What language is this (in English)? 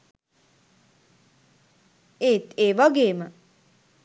Sinhala